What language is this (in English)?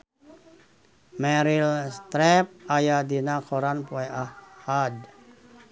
Sundanese